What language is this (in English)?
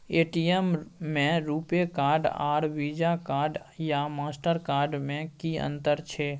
Maithili